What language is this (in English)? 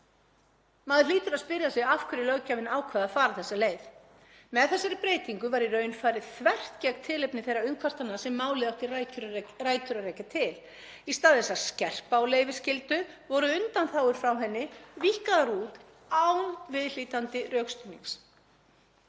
Icelandic